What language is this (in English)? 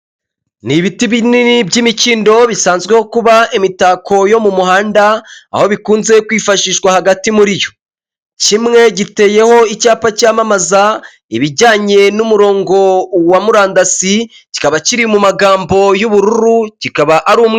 Kinyarwanda